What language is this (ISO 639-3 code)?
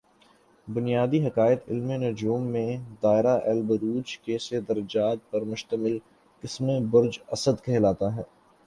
urd